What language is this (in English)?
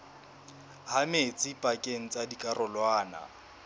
Southern Sotho